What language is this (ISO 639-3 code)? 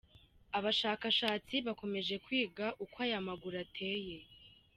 kin